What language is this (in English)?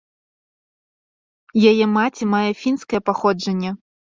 Belarusian